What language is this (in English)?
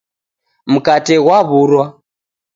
Taita